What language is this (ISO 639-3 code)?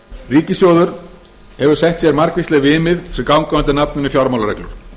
isl